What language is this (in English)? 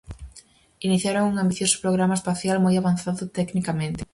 Galician